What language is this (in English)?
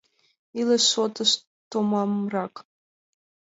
Mari